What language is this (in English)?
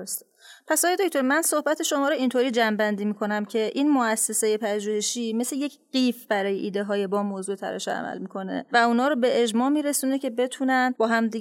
Persian